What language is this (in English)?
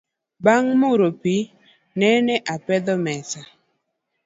Luo (Kenya and Tanzania)